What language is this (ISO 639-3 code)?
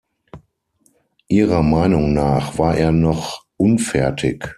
deu